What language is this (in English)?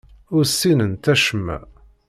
Kabyle